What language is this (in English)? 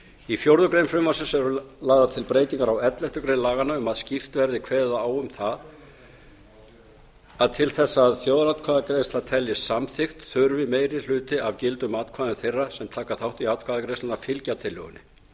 Icelandic